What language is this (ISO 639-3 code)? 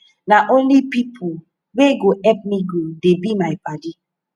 pcm